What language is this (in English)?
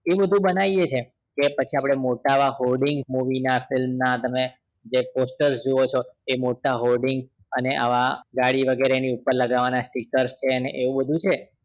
Gujarati